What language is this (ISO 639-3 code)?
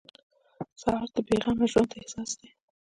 pus